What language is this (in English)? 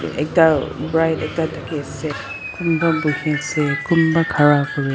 Naga Pidgin